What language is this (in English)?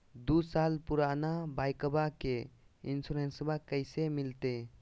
Magahi